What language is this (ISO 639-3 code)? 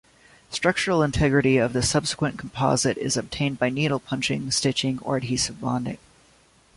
eng